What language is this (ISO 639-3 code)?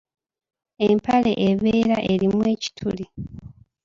lug